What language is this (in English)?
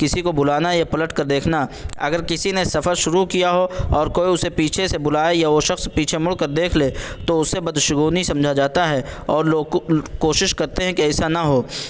Urdu